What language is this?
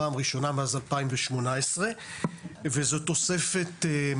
Hebrew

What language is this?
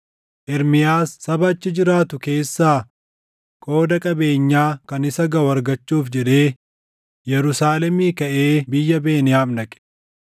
Oromo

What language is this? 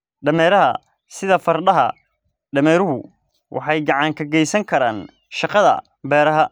Somali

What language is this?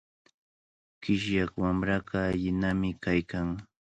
Cajatambo North Lima Quechua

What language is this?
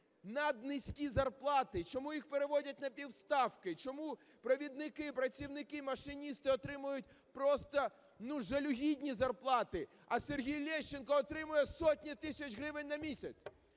Ukrainian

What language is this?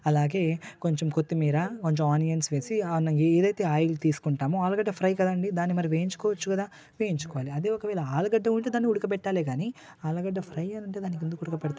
Telugu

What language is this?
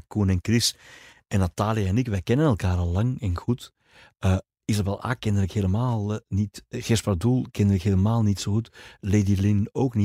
Dutch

